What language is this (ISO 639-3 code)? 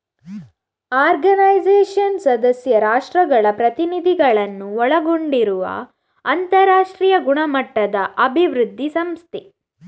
kan